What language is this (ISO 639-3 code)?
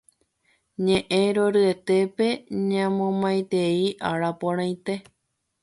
grn